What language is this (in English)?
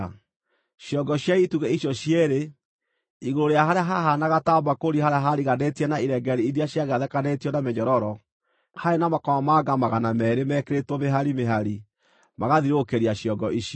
Kikuyu